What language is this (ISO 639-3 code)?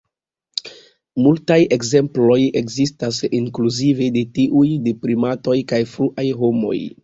epo